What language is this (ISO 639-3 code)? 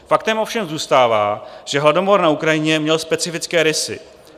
ces